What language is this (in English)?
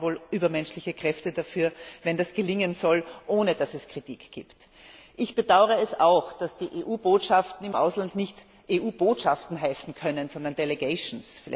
German